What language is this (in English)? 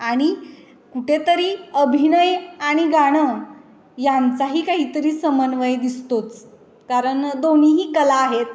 Marathi